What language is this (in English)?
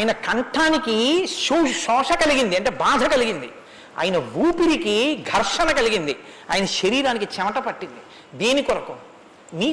Telugu